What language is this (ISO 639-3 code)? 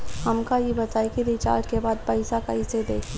bho